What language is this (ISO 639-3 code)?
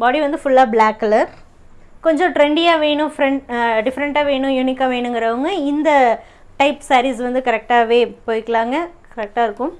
tam